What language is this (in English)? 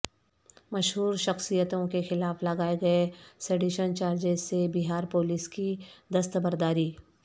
Urdu